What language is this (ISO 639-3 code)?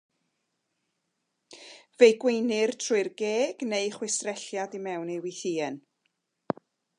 cym